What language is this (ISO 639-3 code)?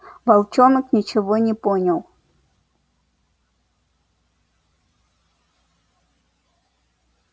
rus